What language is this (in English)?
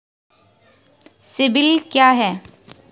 Hindi